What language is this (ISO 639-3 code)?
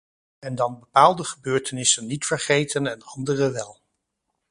nld